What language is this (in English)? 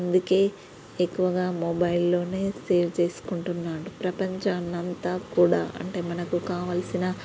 Telugu